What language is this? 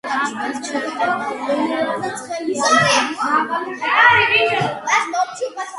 Georgian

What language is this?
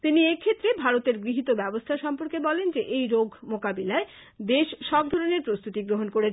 Bangla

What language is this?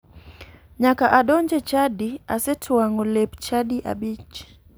Luo (Kenya and Tanzania)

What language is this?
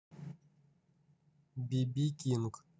Russian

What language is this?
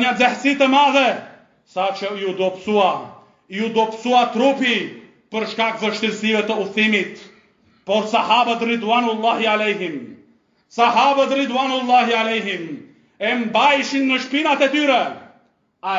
Arabic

